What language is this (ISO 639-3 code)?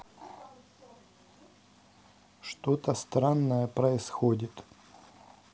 rus